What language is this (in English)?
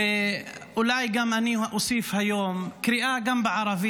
Hebrew